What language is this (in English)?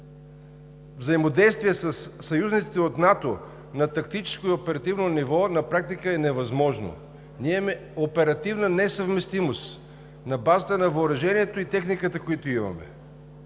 Bulgarian